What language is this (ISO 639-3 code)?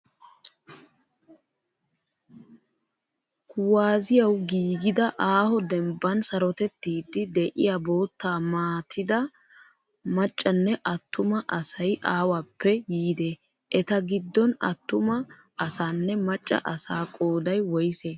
wal